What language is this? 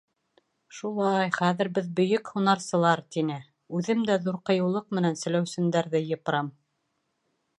Bashkir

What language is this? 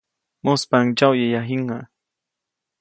Copainalá Zoque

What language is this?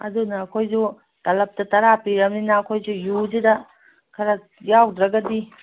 Manipuri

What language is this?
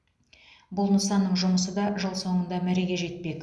Kazakh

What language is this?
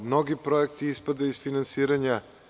Serbian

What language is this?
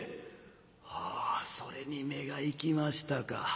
Japanese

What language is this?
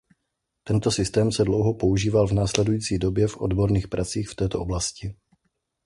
Czech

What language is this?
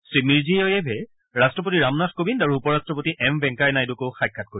Assamese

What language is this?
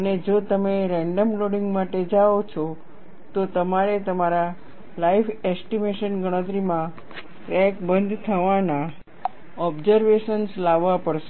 Gujarati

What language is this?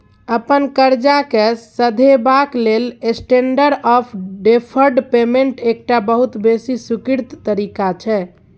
Maithili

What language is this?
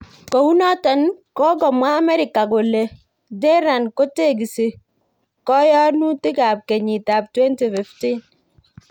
Kalenjin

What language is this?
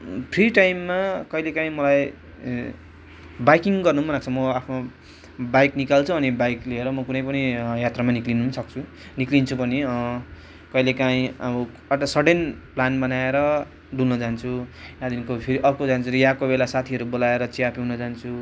Nepali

